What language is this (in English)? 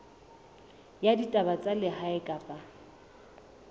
Southern Sotho